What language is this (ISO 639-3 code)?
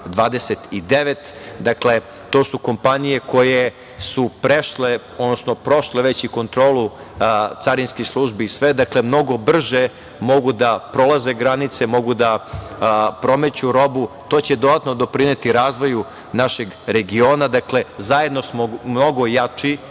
srp